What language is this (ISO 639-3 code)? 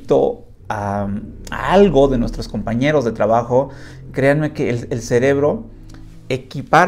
spa